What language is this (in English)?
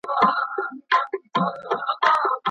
Pashto